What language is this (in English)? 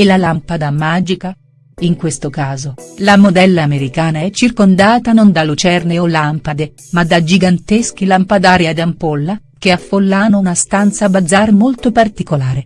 Italian